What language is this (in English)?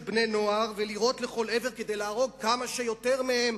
Hebrew